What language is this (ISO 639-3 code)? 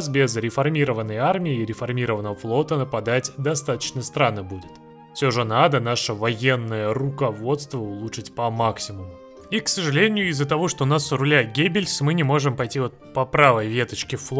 rus